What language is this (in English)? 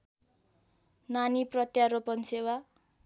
Nepali